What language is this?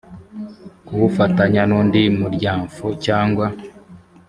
Kinyarwanda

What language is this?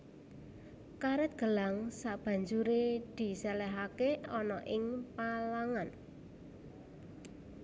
Javanese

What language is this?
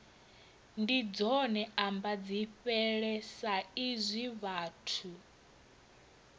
Venda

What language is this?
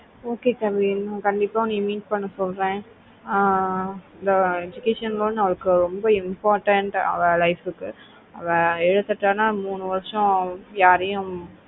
Tamil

